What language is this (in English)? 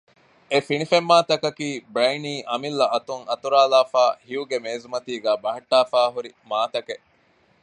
Divehi